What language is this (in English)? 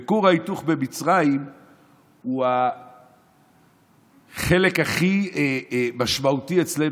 Hebrew